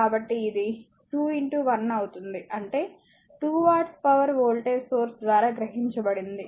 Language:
Telugu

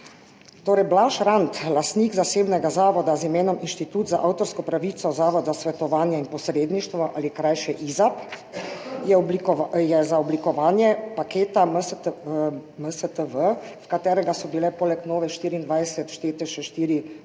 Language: Slovenian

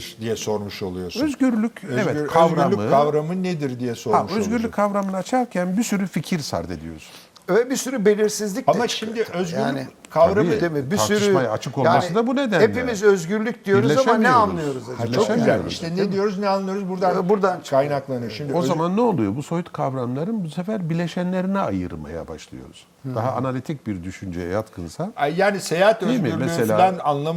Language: Turkish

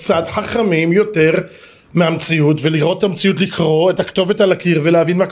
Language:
Hebrew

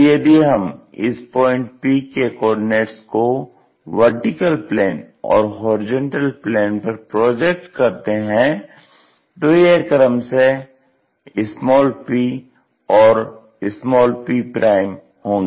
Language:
Hindi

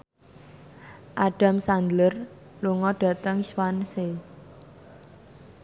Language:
Javanese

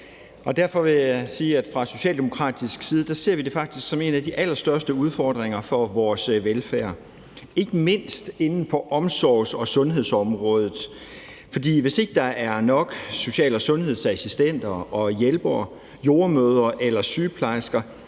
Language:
Danish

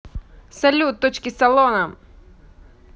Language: Russian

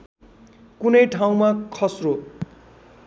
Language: Nepali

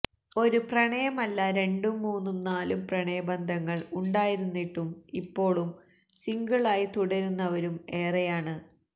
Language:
Malayalam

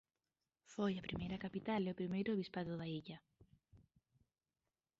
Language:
Galician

